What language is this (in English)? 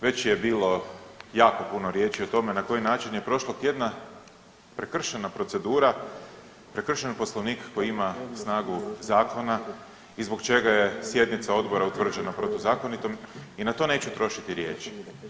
Croatian